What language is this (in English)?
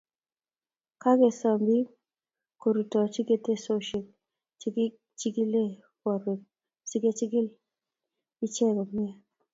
Kalenjin